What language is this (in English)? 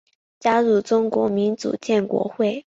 Chinese